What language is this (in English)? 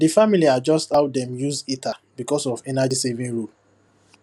Nigerian Pidgin